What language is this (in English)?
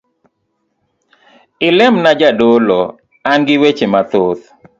Luo (Kenya and Tanzania)